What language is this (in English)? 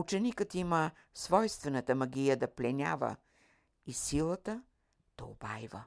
Bulgarian